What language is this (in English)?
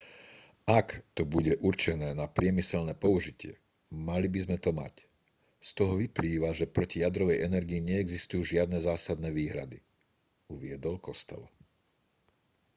Slovak